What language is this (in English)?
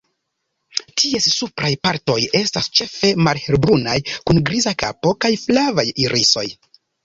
Esperanto